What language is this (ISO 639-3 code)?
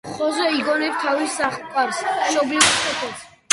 kat